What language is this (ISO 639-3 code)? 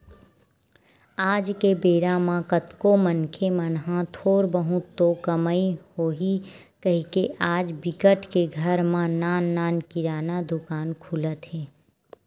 hne